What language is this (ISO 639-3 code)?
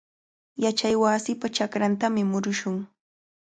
qvl